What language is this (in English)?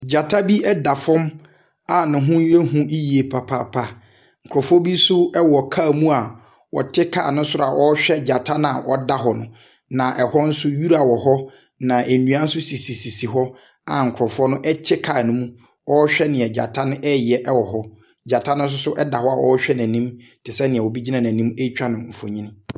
Akan